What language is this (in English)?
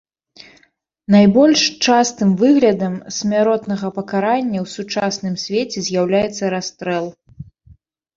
Belarusian